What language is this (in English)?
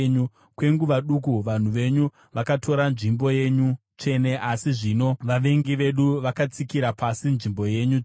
Shona